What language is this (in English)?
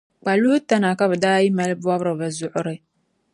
Dagbani